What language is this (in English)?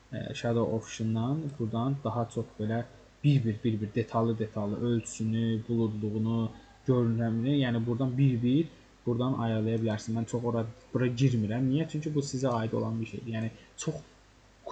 Turkish